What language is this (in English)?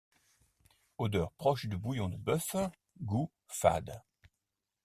French